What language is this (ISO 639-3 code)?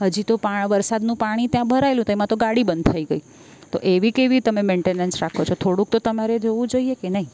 guj